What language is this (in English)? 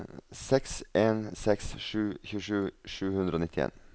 Norwegian